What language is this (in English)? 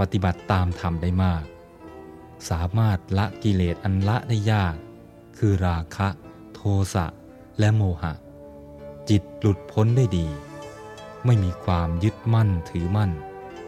Thai